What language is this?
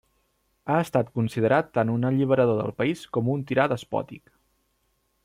Catalan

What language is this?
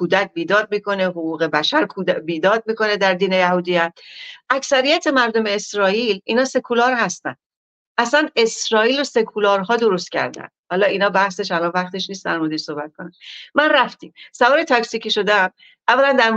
Persian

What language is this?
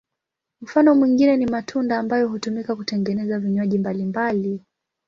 Swahili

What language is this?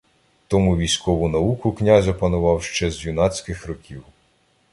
Ukrainian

